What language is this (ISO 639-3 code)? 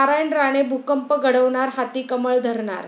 mar